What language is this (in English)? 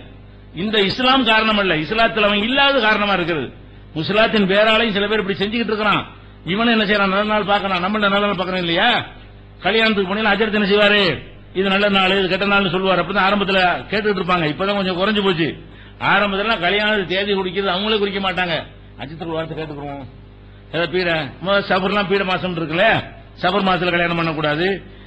Arabic